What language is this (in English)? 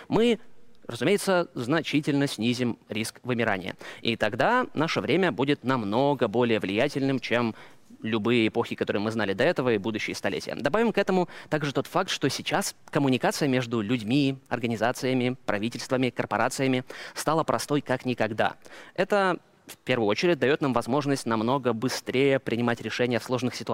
Russian